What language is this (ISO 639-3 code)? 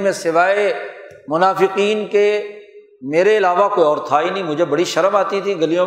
urd